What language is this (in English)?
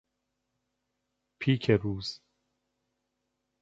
Persian